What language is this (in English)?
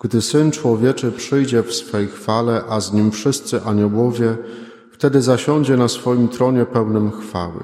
Polish